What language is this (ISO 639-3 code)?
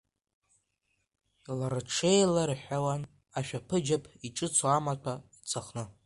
abk